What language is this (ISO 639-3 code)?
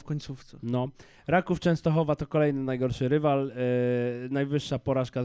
pol